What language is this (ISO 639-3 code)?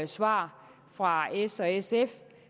dan